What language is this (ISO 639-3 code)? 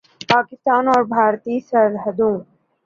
urd